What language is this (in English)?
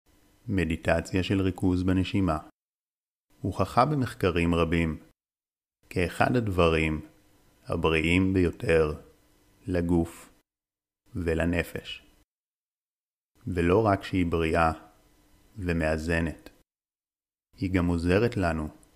Hebrew